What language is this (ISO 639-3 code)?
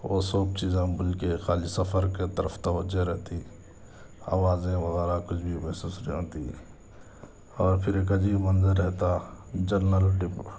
urd